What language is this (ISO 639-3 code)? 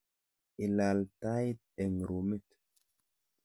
kln